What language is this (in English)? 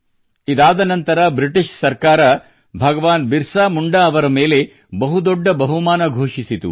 Kannada